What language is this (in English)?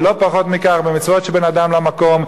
Hebrew